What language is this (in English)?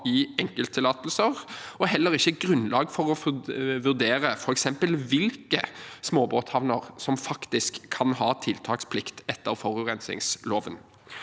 Norwegian